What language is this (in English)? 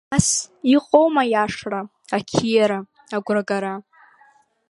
Abkhazian